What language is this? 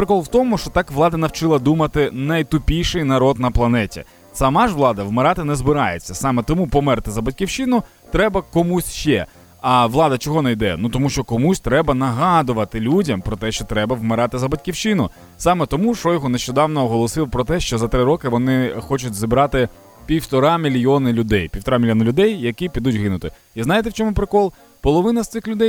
Ukrainian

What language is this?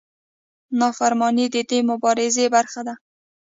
Pashto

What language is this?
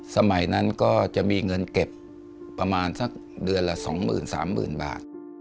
Thai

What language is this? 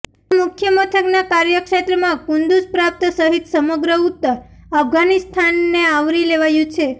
Gujarati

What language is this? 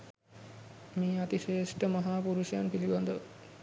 Sinhala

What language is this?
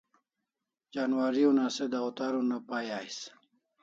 Kalasha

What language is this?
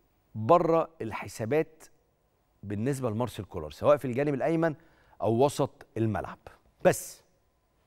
Arabic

